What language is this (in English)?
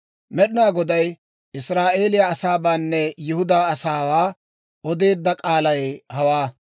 Dawro